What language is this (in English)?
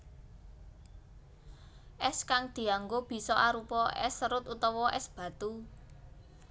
Javanese